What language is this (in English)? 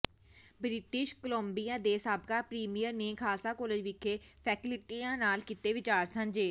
Punjabi